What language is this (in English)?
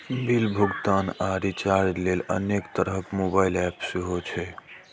Maithili